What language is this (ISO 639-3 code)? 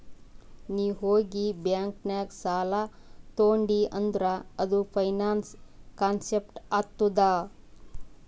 kan